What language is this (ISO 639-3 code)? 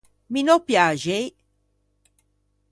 lij